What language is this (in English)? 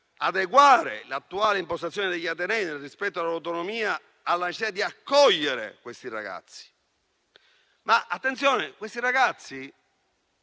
Italian